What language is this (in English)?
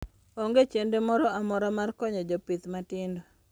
Luo (Kenya and Tanzania)